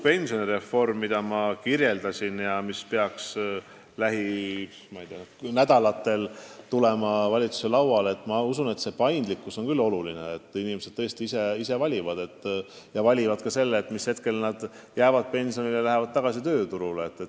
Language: Estonian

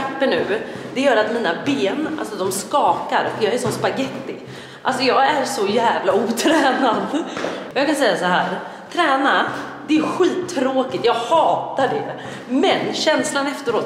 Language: Swedish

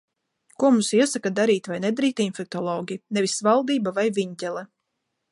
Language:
Latvian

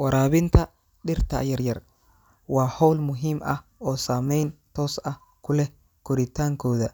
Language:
Somali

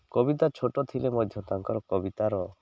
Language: Odia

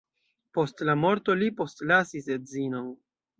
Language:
Esperanto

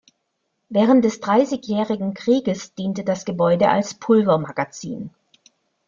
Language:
German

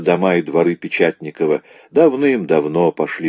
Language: Russian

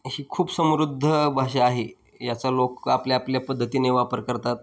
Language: Marathi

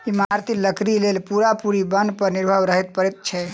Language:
Maithili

